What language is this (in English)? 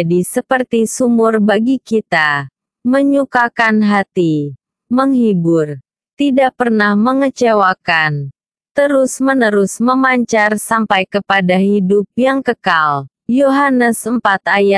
Indonesian